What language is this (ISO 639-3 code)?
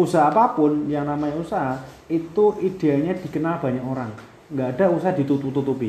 ind